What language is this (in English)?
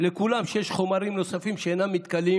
Hebrew